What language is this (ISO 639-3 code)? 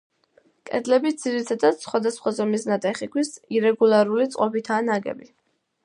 kat